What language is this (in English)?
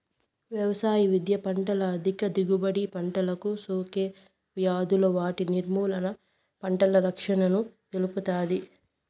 Telugu